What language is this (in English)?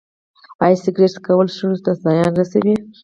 Pashto